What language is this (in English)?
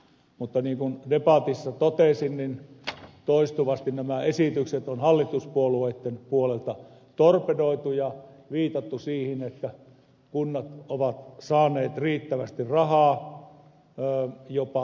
Finnish